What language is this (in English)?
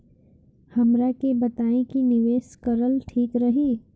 Bhojpuri